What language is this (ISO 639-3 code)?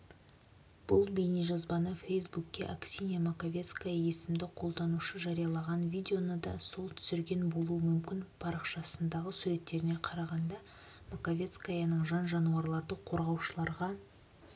kaz